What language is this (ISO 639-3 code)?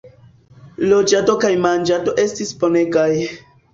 epo